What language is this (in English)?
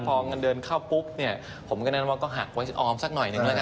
Thai